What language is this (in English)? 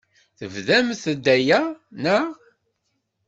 Kabyle